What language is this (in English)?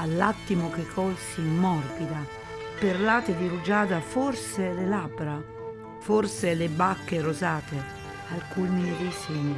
Italian